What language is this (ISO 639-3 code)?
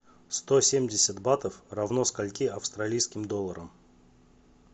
rus